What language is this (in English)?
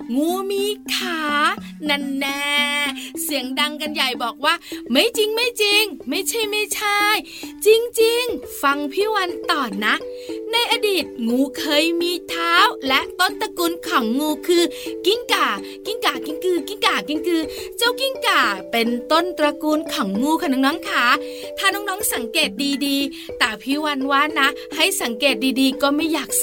Thai